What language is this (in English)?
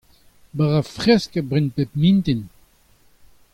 Breton